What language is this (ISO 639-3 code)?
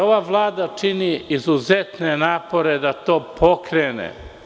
srp